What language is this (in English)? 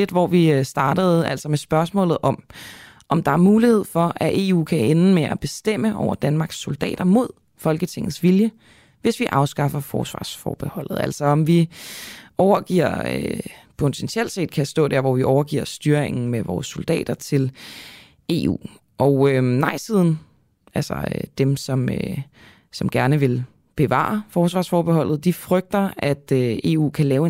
Danish